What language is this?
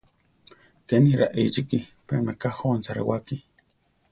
Central Tarahumara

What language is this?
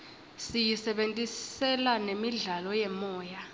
Swati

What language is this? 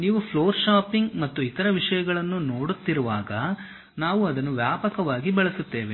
Kannada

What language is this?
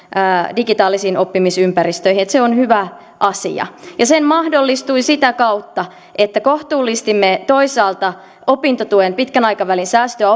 Finnish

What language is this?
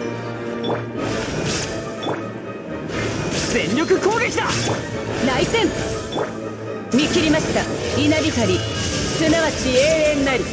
Japanese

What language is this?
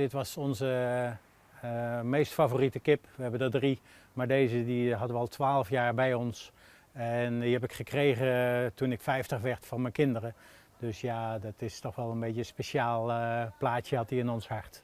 Dutch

